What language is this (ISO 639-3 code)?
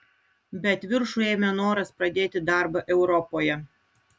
lit